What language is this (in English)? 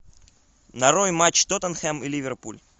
Russian